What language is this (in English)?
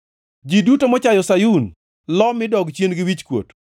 Luo (Kenya and Tanzania)